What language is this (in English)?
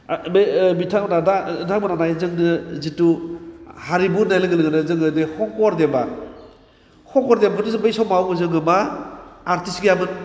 Bodo